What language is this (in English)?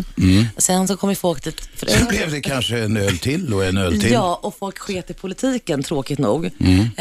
Swedish